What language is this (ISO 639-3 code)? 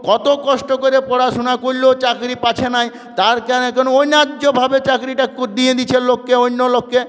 ben